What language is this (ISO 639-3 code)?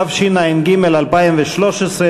heb